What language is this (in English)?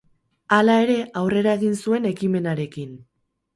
Basque